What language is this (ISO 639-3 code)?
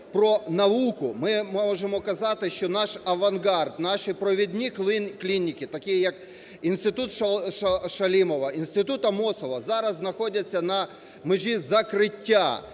ukr